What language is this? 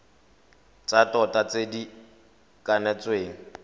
Tswana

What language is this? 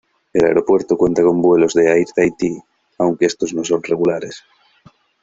Spanish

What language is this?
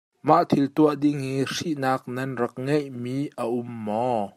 Hakha Chin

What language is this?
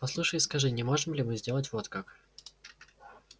Russian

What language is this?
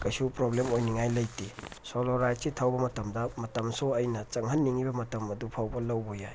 Manipuri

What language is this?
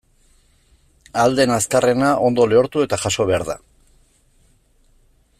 Basque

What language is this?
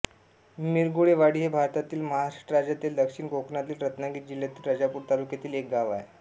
Marathi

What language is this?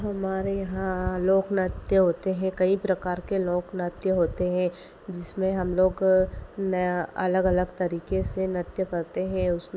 Hindi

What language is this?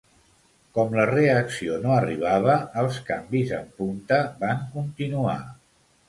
Catalan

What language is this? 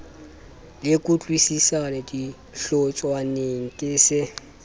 Southern Sotho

